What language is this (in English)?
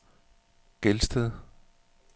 Danish